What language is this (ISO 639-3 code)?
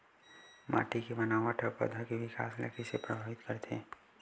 hne